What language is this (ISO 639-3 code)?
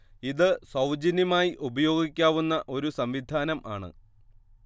mal